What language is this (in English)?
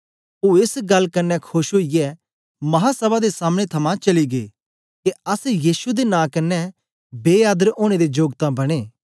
Dogri